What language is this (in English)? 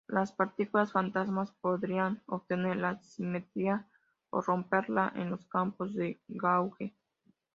Spanish